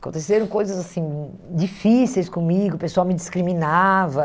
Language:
Portuguese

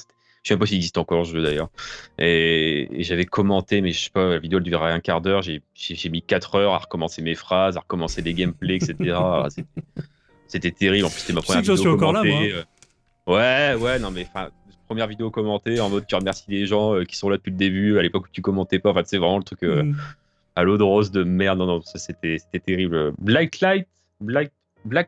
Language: French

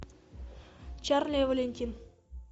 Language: Russian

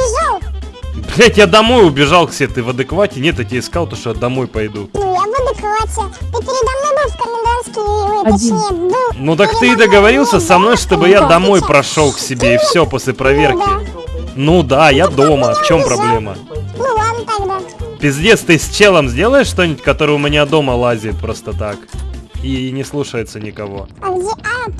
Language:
Russian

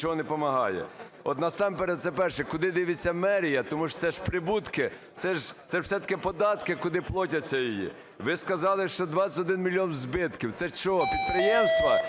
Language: Ukrainian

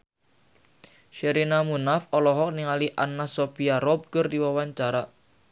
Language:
Sundanese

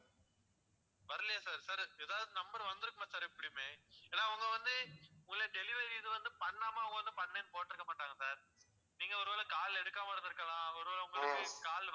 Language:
Tamil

